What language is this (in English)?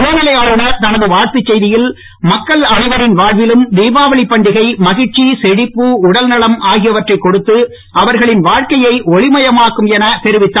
Tamil